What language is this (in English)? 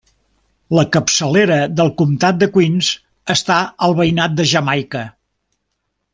Catalan